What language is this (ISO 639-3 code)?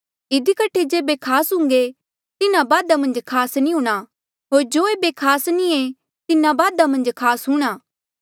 mjl